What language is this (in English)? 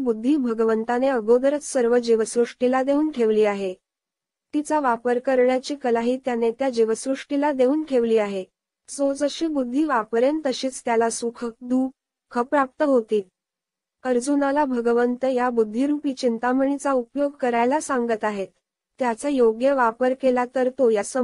Romanian